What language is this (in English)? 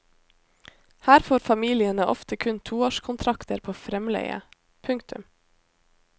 Norwegian